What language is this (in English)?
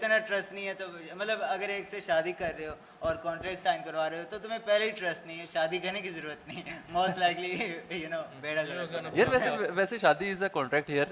Urdu